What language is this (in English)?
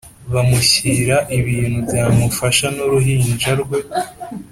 Kinyarwanda